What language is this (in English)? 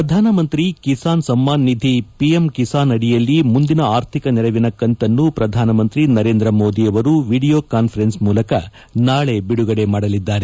Kannada